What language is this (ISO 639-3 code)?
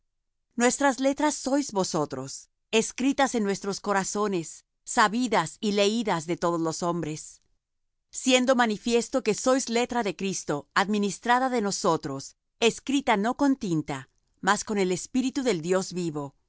spa